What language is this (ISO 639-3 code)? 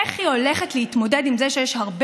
heb